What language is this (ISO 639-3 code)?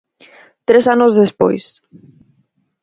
glg